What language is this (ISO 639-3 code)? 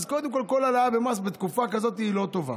heb